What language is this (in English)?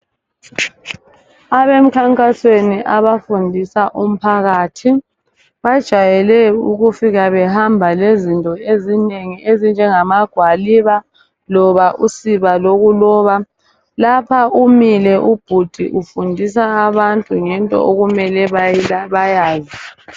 North Ndebele